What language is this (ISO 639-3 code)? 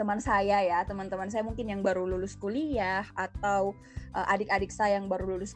ind